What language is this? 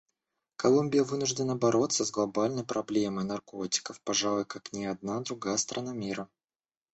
Russian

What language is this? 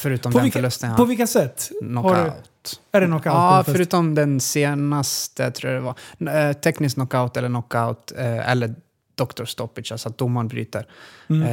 Swedish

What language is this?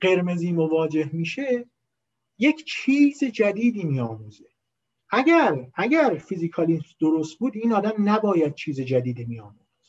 Persian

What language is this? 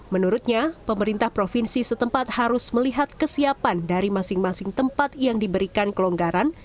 Indonesian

